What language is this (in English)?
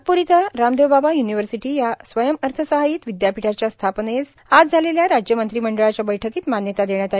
Marathi